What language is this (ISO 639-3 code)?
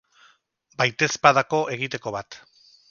eus